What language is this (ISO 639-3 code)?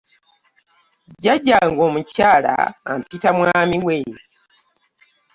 lug